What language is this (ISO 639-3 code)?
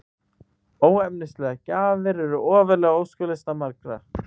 isl